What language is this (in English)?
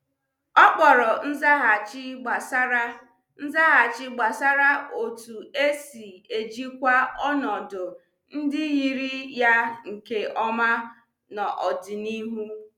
Igbo